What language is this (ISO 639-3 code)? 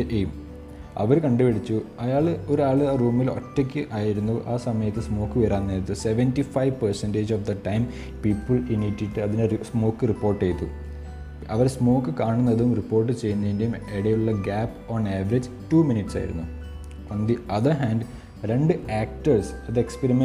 mal